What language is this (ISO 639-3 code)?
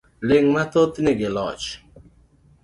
luo